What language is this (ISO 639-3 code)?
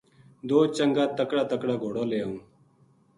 gju